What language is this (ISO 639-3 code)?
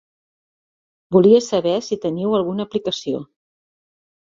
cat